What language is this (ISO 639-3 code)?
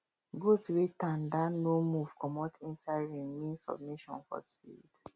pcm